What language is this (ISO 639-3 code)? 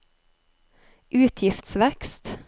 nor